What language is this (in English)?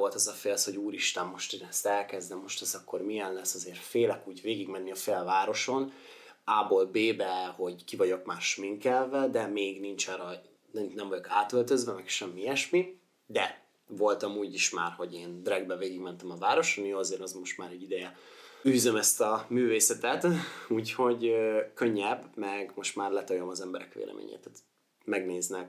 Hungarian